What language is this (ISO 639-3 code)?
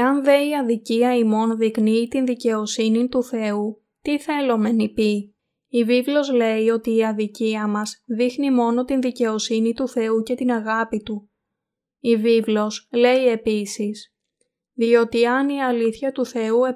ell